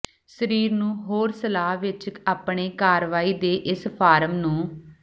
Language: Punjabi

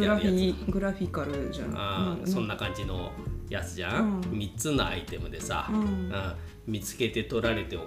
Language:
Japanese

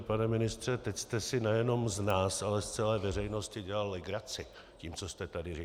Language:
Czech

